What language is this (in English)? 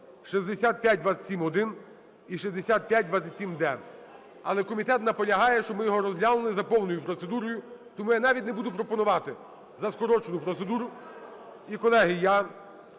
Ukrainian